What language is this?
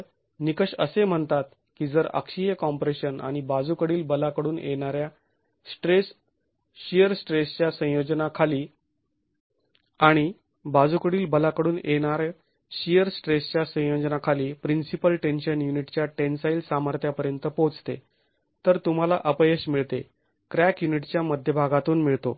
Marathi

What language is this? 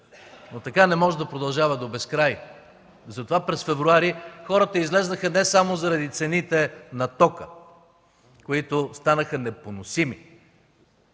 Bulgarian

